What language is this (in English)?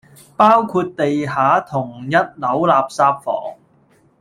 Cantonese